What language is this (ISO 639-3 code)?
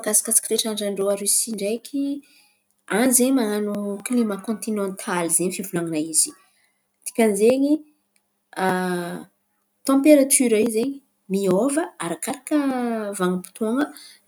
xmv